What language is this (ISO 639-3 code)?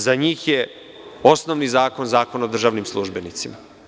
srp